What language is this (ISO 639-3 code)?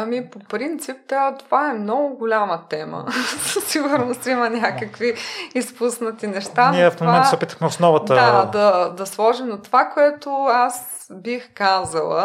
bul